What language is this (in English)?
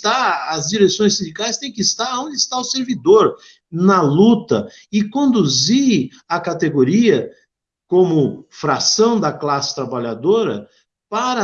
Portuguese